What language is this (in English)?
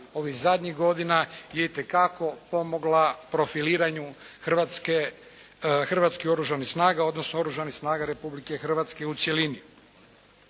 Croatian